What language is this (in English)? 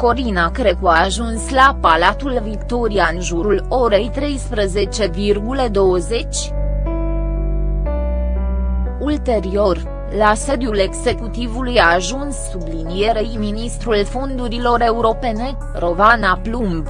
Romanian